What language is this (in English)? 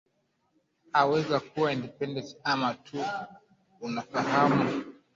Swahili